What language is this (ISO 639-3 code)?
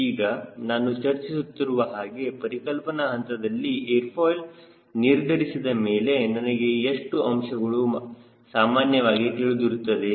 kan